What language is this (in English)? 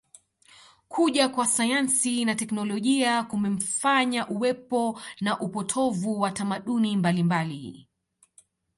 Swahili